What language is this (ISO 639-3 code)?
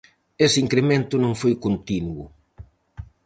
glg